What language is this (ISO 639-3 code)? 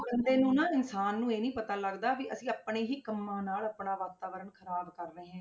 pan